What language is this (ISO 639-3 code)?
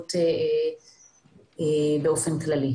heb